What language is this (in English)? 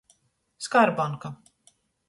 Latgalian